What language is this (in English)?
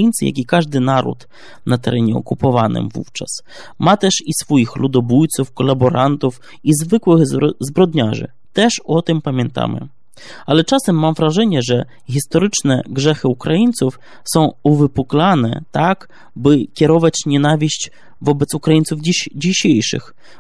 Polish